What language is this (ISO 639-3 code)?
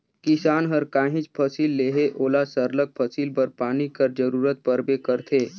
hne